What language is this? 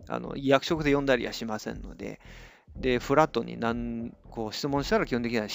Japanese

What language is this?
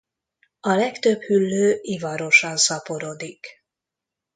Hungarian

